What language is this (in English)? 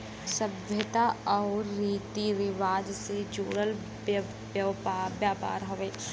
Bhojpuri